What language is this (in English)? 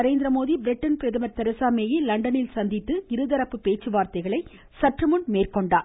Tamil